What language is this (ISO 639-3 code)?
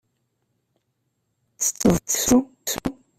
kab